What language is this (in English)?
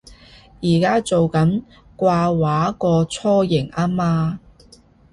Cantonese